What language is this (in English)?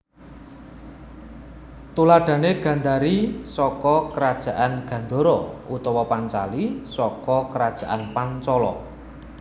Javanese